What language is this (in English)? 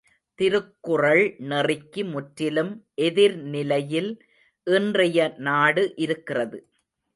Tamil